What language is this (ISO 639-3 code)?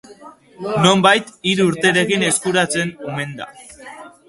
eus